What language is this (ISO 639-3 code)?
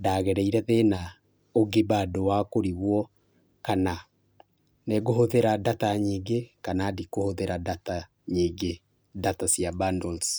kik